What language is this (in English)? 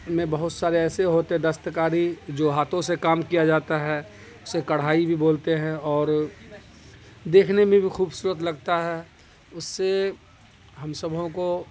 Urdu